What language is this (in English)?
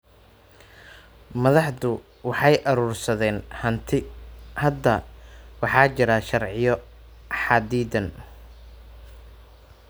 Somali